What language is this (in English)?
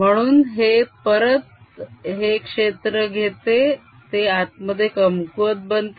Marathi